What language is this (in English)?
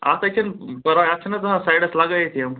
Kashmiri